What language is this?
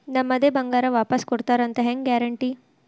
Kannada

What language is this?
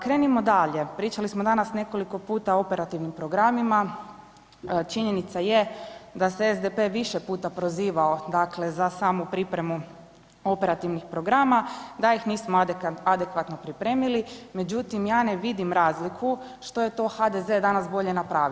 Croatian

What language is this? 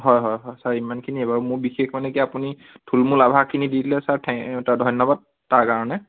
Assamese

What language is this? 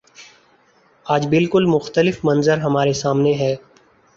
Urdu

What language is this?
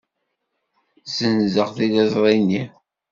Kabyle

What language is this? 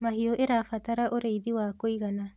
Kikuyu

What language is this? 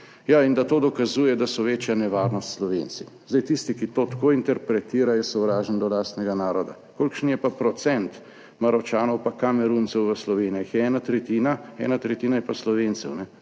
Slovenian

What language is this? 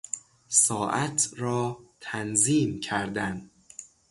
Persian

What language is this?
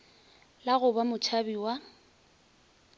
Northern Sotho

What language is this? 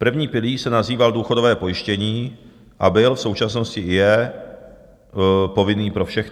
Czech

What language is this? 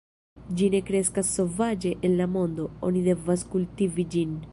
Esperanto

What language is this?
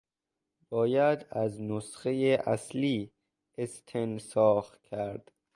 Persian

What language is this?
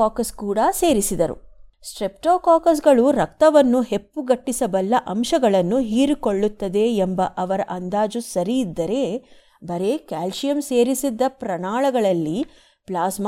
Kannada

